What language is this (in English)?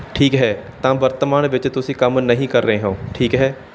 Punjabi